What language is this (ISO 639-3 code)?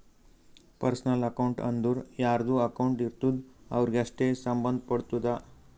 kan